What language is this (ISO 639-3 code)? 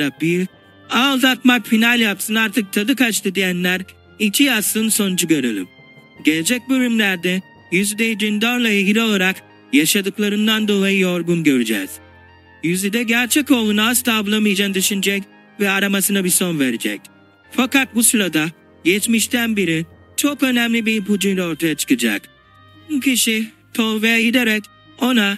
tur